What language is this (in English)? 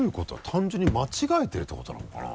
Japanese